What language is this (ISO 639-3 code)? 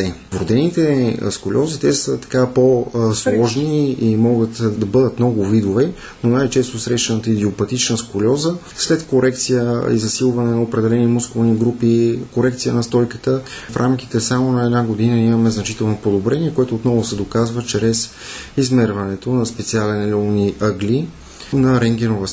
bul